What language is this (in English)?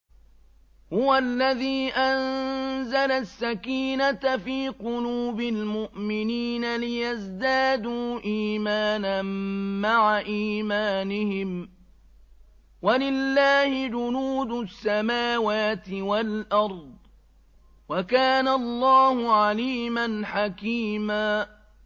Arabic